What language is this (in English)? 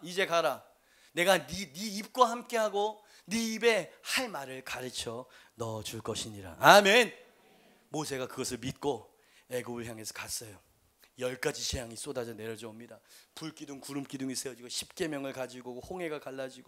Korean